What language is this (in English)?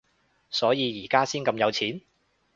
Cantonese